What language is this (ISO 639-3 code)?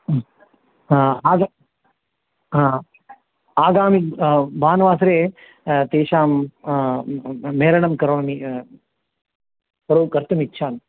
san